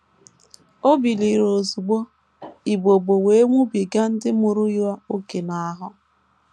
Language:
Igbo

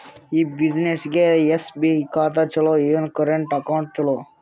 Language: Kannada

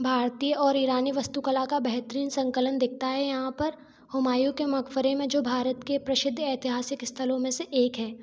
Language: Hindi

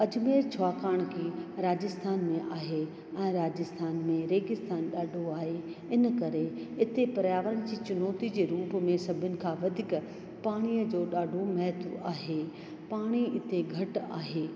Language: Sindhi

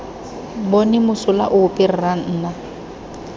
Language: Tswana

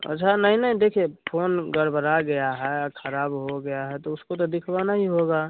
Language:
Hindi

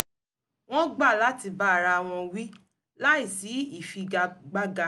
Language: Yoruba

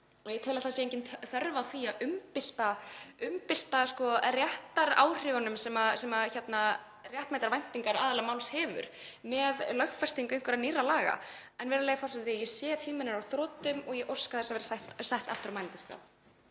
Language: Icelandic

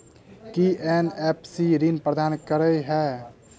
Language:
Maithili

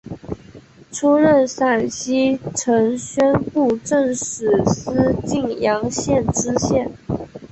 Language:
Chinese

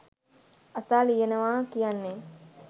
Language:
Sinhala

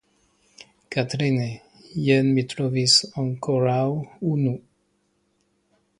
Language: Esperanto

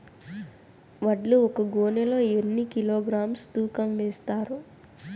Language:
Telugu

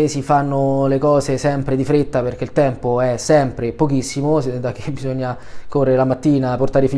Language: Italian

